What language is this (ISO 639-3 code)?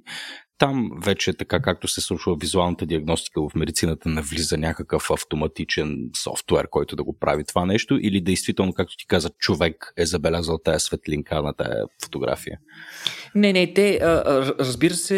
bul